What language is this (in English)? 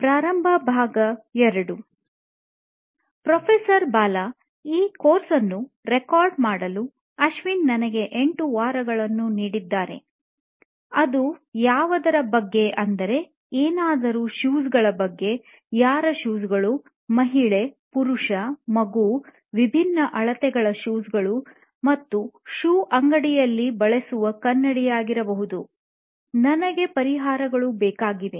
Kannada